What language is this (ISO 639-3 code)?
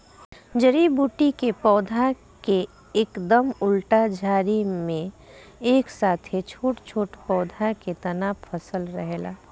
bho